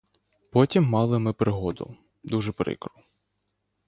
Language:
Ukrainian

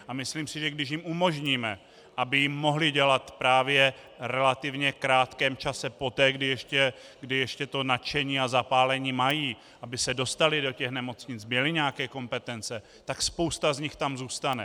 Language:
Czech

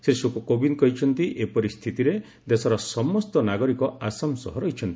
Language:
Odia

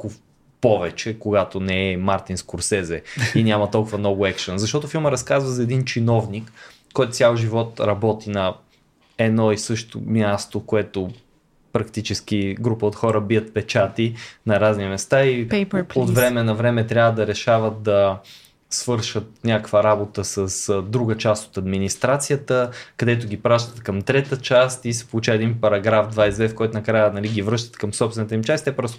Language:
Bulgarian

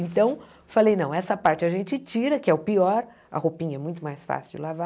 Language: Portuguese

